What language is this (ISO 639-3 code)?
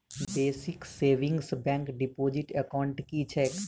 mai